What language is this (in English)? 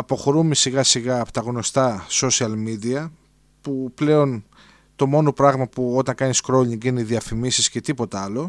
Greek